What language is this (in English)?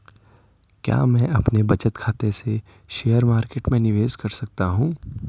Hindi